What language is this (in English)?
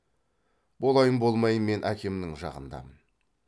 Kazakh